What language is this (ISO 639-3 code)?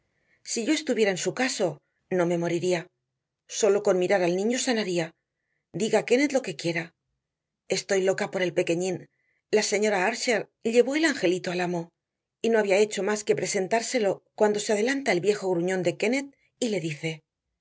spa